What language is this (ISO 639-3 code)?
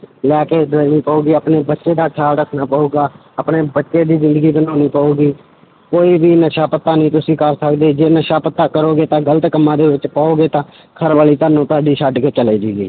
pan